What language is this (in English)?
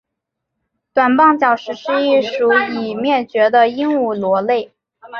Chinese